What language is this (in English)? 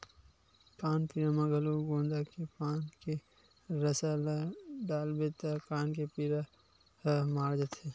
Chhattisgarhi